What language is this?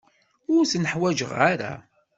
Kabyle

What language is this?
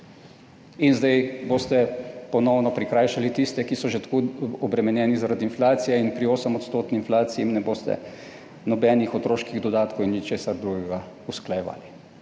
Slovenian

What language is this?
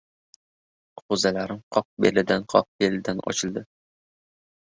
Uzbek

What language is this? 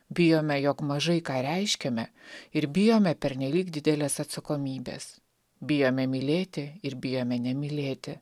Lithuanian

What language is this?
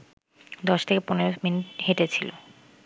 Bangla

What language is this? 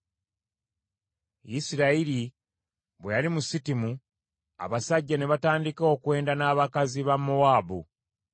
Ganda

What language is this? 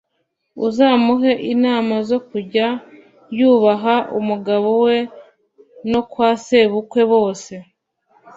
Kinyarwanda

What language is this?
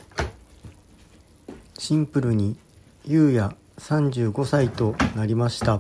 Japanese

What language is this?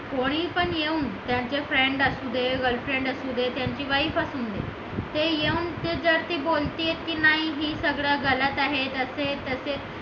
Marathi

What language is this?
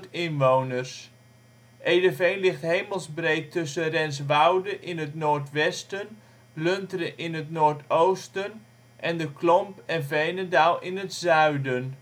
Dutch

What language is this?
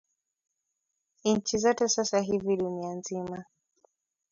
Swahili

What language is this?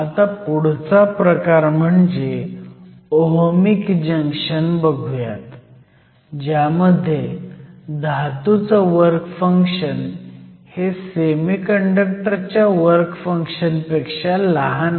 Marathi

